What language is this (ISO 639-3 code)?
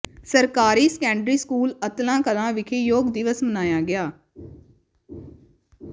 pan